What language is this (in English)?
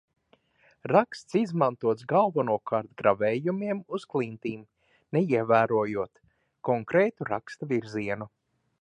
Latvian